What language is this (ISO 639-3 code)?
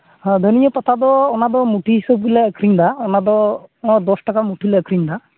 sat